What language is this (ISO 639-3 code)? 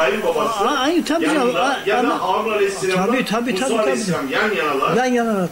tur